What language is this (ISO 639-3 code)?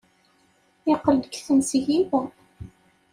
kab